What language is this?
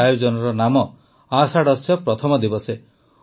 Odia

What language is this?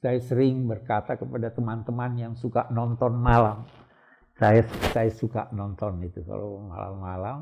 Indonesian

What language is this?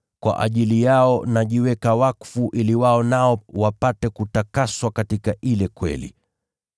Swahili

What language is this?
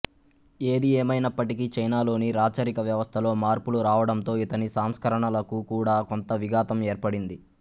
Telugu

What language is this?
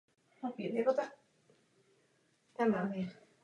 Czech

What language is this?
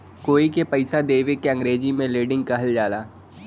Bhojpuri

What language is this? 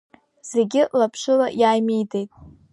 Abkhazian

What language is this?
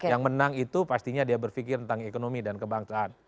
Indonesian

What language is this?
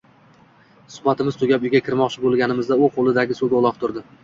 Uzbek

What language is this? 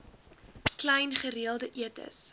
Afrikaans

